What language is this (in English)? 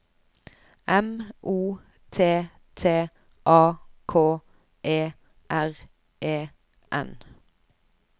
Norwegian